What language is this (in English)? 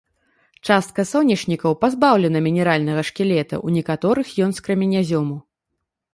Belarusian